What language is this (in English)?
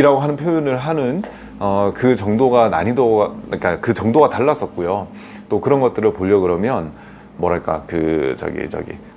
Korean